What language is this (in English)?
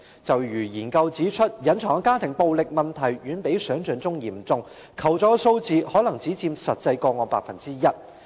Cantonese